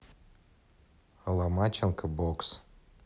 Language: Russian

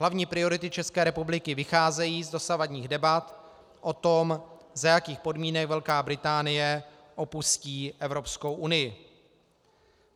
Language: Czech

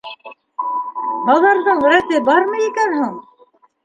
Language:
Bashkir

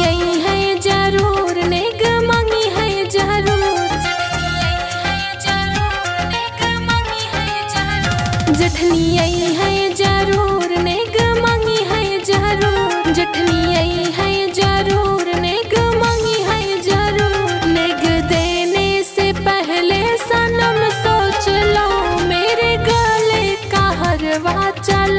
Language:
Hindi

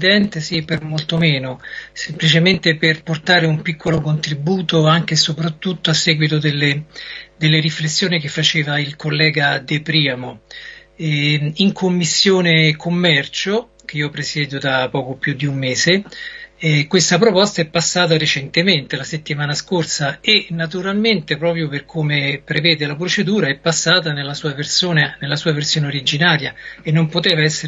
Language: Italian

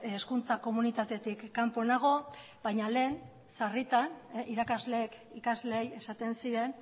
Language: Basque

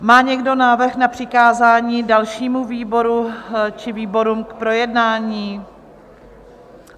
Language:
Czech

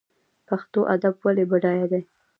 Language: Pashto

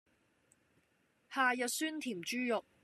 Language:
Cantonese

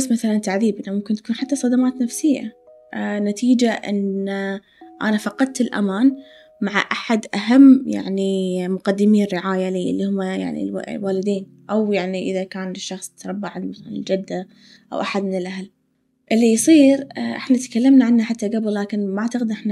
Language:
Arabic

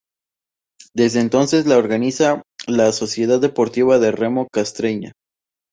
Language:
Spanish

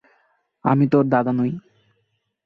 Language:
Bangla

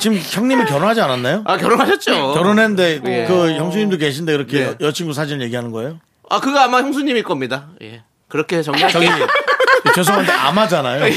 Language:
Korean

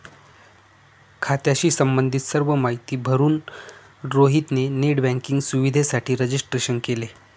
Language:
Marathi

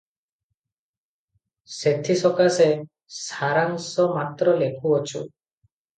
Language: Odia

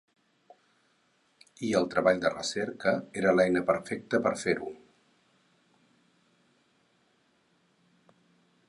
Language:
Catalan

